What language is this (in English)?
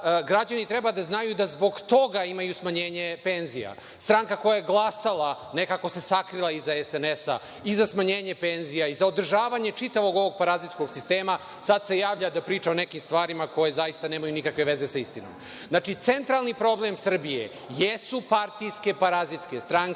Serbian